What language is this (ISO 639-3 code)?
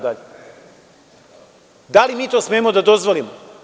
srp